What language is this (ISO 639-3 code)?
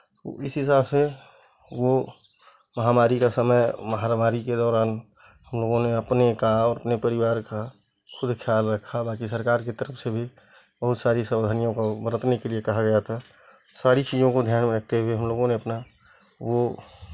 hin